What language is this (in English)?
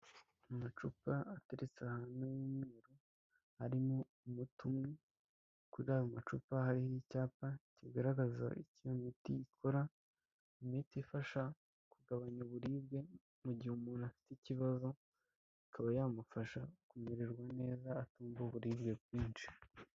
Kinyarwanda